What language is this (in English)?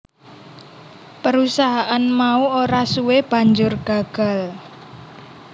Javanese